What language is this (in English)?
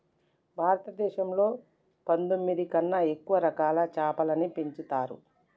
Telugu